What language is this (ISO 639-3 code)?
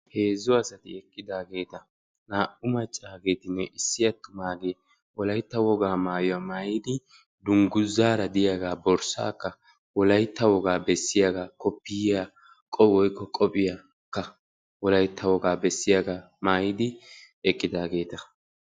wal